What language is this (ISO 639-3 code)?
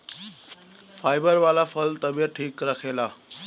bho